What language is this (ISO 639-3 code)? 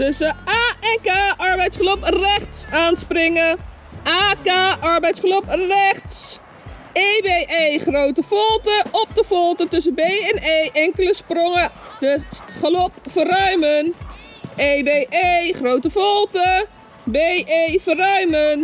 nld